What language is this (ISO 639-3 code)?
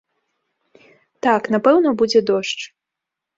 bel